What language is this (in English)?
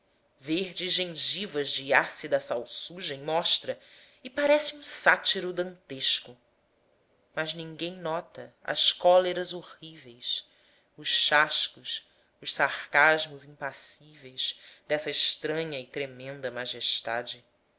Portuguese